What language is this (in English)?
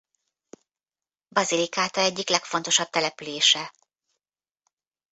Hungarian